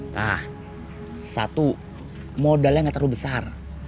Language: Indonesian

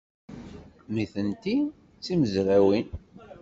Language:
Kabyle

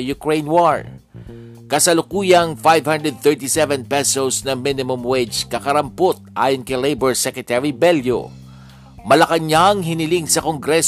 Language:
Filipino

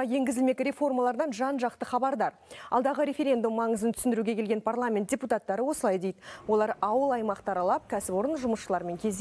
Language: Russian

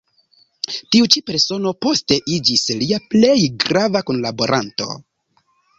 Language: Esperanto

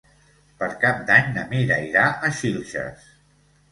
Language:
Catalan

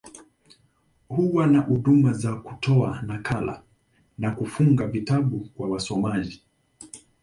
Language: Swahili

